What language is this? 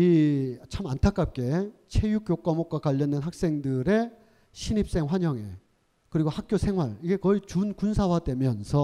Korean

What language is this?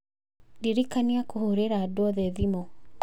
Kikuyu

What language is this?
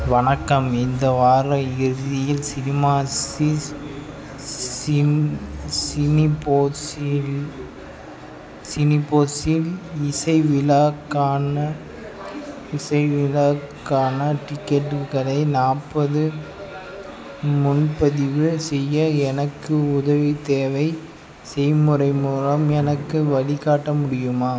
Tamil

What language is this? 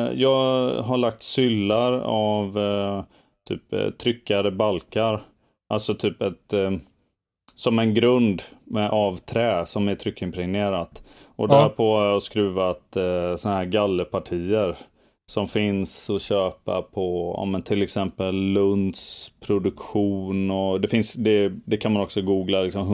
Swedish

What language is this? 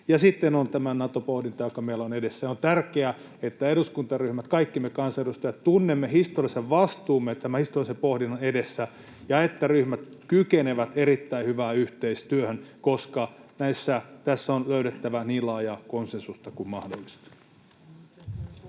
Finnish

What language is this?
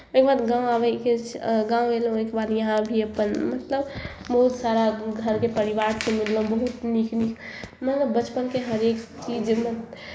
Maithili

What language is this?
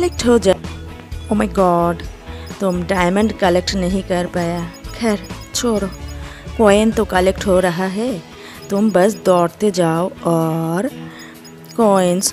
Hindi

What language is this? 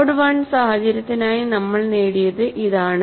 Malayalam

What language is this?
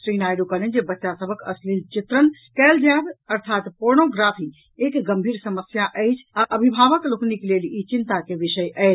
Maithili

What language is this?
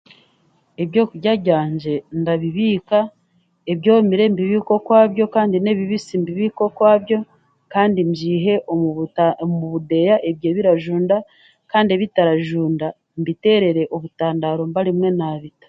Chiga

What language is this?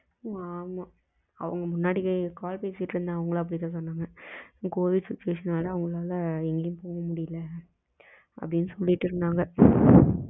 Tamil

